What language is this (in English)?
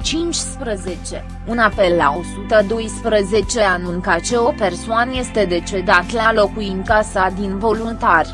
Romanian